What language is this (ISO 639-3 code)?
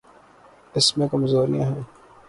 urd